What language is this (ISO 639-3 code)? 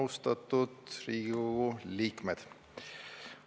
est